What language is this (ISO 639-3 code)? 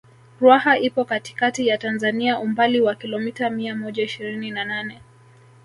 swa